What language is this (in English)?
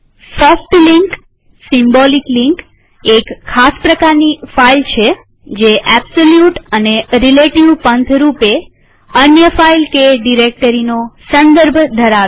Gujarati